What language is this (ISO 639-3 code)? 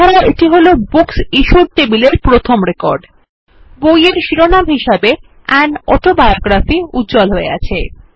ben